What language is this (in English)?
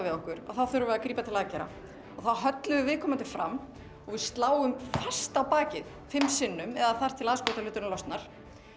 Icelandic